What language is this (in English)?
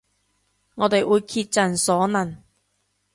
Cantonese